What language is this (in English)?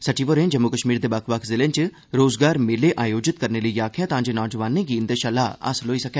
Dogri